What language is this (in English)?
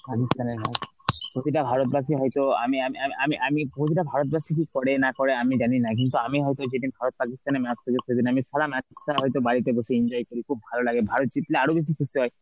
Bangla